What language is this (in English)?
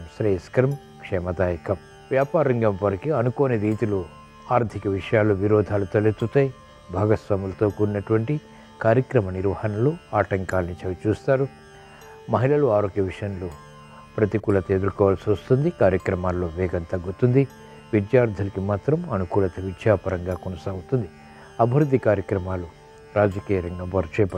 Telugu